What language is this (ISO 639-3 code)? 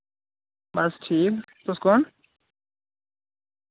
doi